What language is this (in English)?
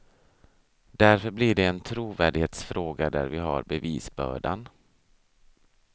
Swedish